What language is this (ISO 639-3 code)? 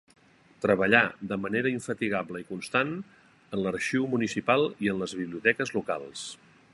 cat